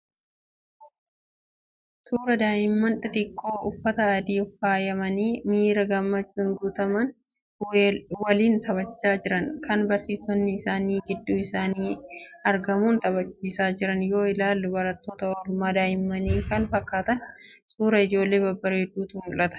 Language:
Oromo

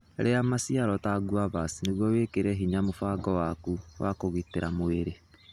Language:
Kikuyu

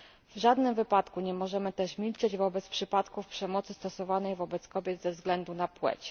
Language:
Polish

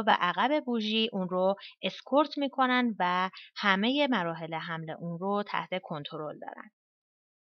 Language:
Persian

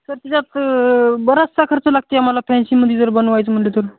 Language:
Marathi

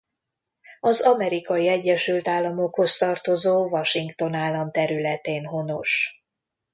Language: Hungarian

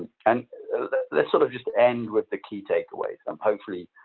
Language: English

